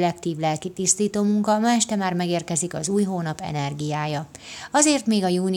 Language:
Hungarian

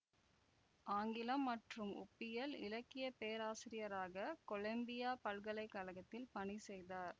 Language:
Tamil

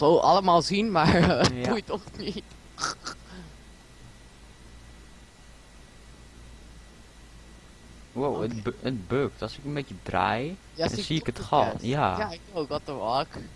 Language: Dutch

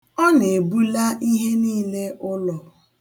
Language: Igbo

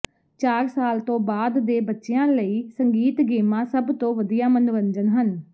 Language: Punjabi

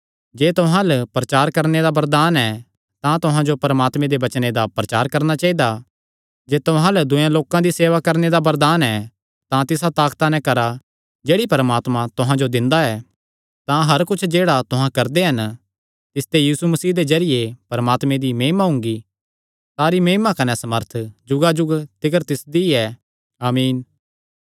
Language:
Kangri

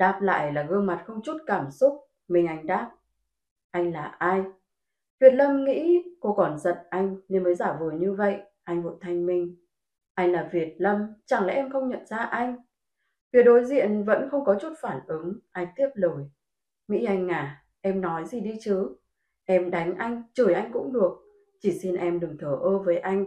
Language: Vietnamese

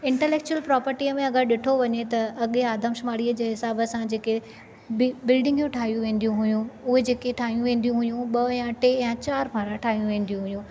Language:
Sindhi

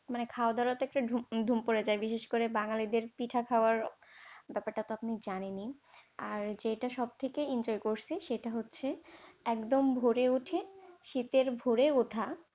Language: Bangla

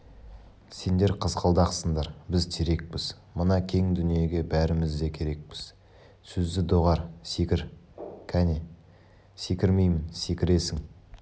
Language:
Kazakh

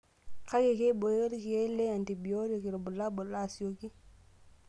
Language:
Masai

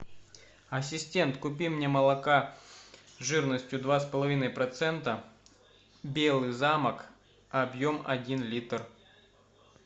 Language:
Russian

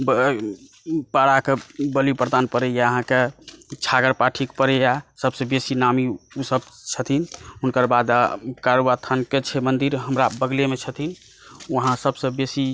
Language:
Maithili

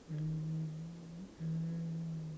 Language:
English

